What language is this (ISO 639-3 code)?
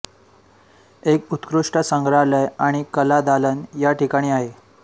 mar